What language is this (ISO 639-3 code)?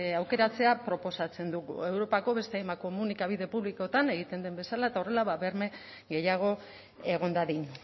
eus